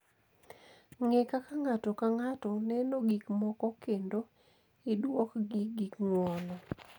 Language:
Luo (Kenya and Tanzania)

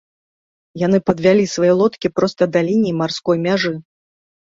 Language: Belarusian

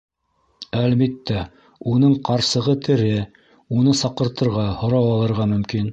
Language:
Bashkir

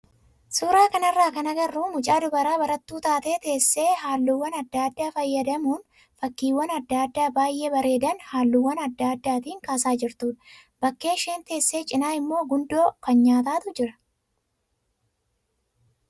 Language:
Oromo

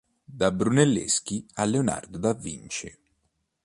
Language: Italian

